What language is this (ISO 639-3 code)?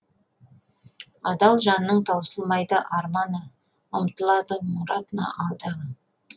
kaz